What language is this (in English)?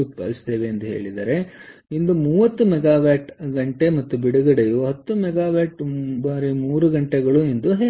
Kannada